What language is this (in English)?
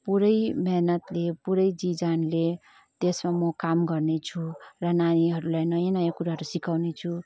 Nepali